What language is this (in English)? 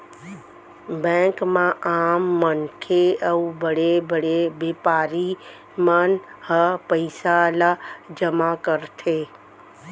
Chhattisgarhi